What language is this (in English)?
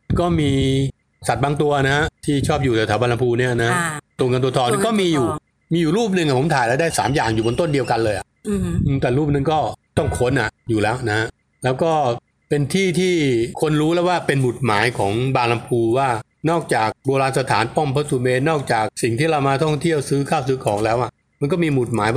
Thai